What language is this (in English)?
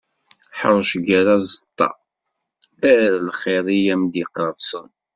Kabyle